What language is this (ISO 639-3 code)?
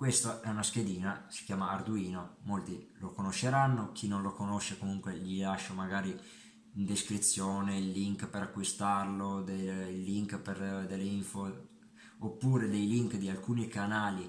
ita